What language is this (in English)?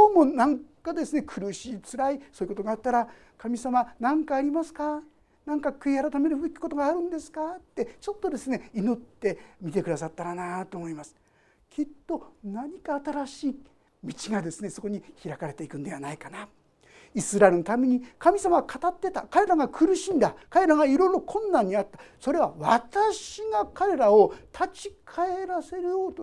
Japanese